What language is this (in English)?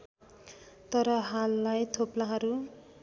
Nepali